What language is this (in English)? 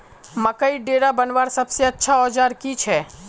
Magahi